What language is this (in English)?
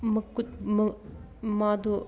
Manipuri